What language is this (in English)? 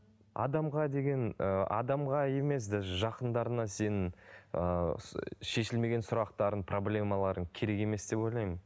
Kazakh